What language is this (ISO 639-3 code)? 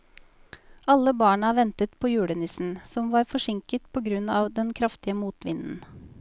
nor